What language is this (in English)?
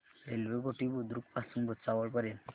Marathi